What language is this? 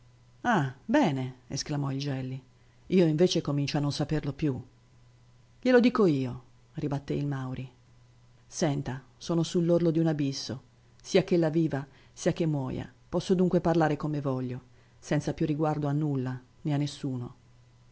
Italian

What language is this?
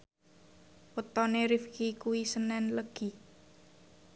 Javanese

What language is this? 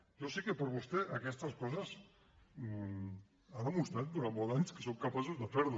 Catalan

